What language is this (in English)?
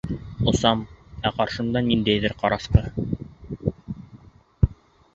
Bashkir